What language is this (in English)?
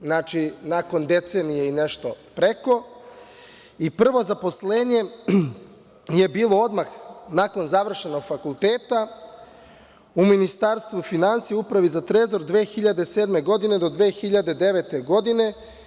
Serbian